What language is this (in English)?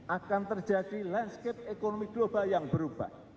Indonesian